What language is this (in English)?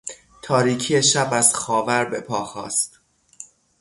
Persian